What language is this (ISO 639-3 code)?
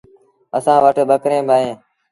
sbn